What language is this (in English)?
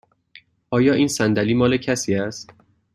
Persian